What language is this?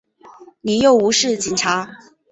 Chinese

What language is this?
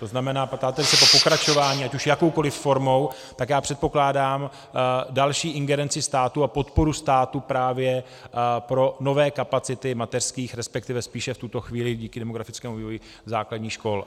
Czech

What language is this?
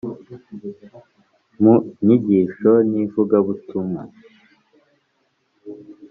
Kinyarwanda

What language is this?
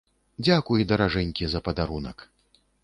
Belarusian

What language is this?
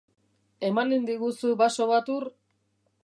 Basque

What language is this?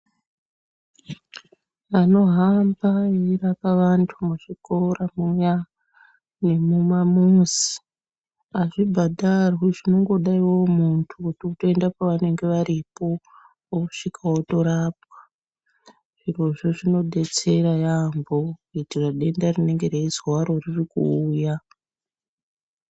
Ndau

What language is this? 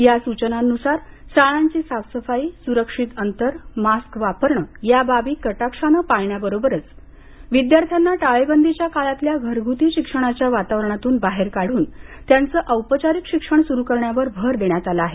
Marathi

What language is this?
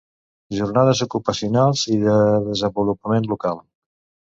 Catalan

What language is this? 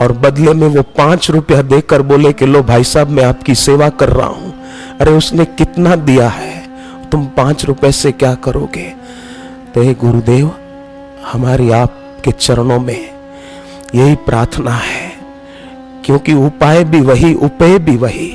Hindi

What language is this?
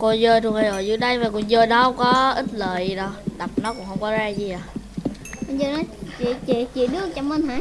Vietnamese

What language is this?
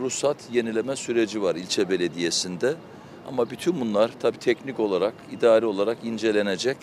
Turkish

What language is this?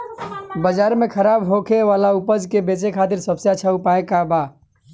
Bhojpuri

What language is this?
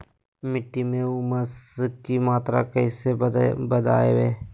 Magahi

